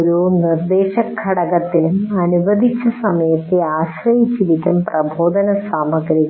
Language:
Malayalam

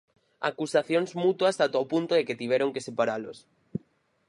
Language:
Galician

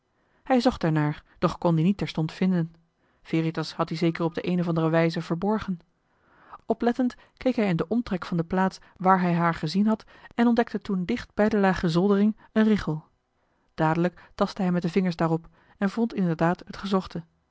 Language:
Dutch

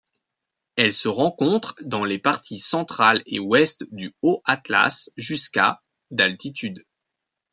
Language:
French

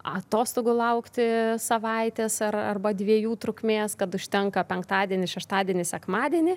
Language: Lithuanian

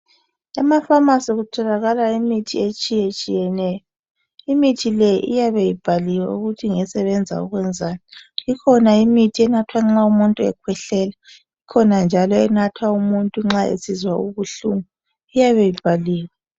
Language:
North Ndebele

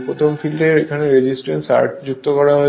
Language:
Bangla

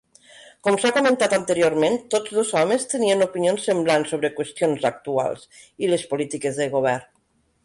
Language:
Catalan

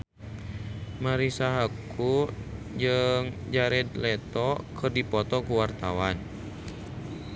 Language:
Sundanese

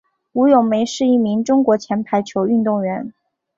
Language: Chinese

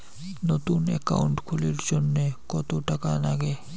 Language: Bangla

